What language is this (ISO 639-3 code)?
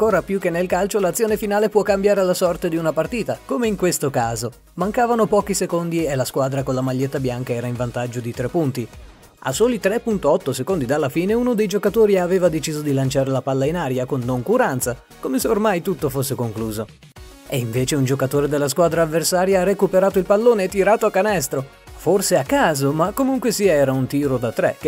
ita